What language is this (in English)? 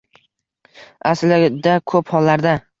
Uzbek